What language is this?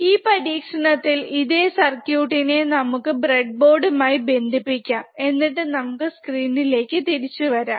Malayalam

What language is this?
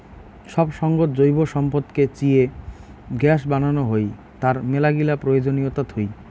Bangla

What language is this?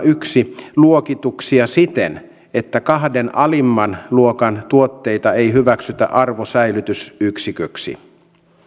Finnish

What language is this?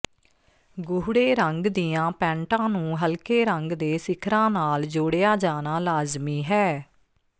Punjabi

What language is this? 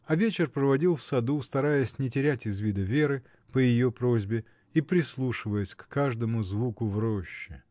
Russian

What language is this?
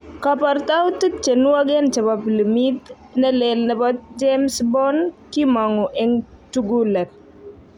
Kalenjin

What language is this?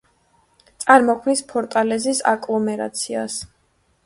Georgian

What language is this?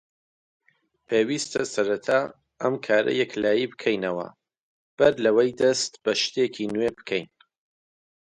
Central Kurdish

